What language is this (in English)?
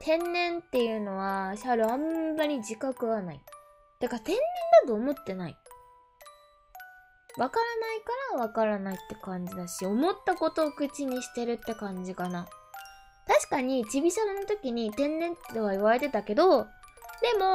Japanese